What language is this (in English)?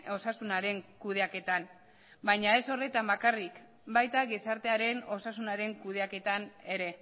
Basque